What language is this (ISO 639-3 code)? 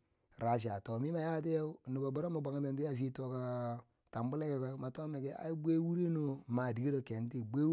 bsj